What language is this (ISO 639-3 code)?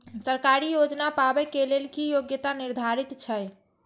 mai